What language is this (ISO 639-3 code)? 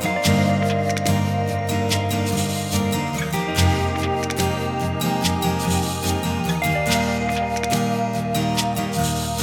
ukr